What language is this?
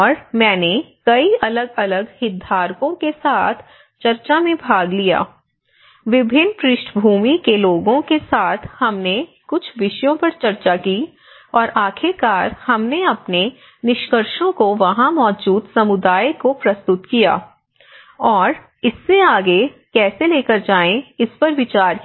Hindi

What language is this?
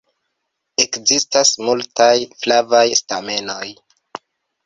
Esperanto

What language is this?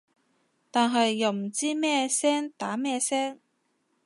Cantonese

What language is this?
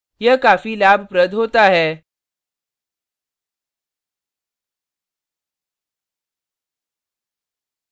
Hindi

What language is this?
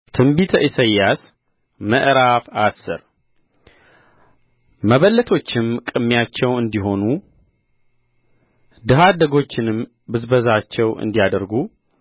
Amharic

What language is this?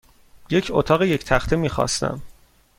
Persian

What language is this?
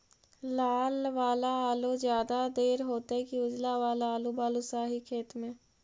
Magahi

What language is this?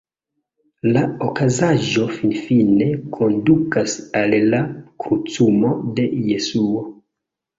Esperanto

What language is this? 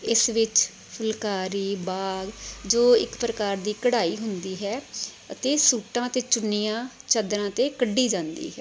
Punjabi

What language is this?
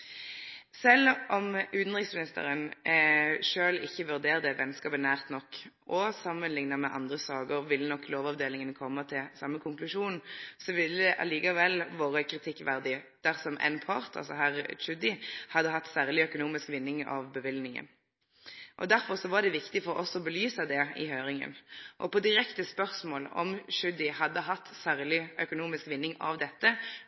Norwegian Nynorsk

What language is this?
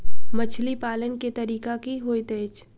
Maithili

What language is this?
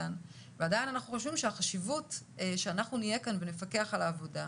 Hebrew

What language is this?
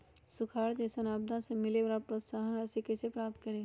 Magahi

